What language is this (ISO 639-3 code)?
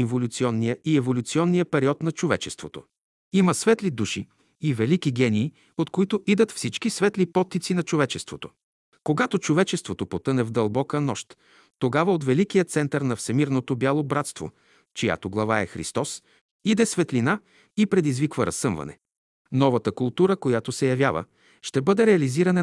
bul